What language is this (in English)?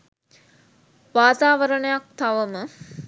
Sinhala